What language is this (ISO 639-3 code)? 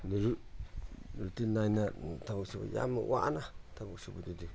mni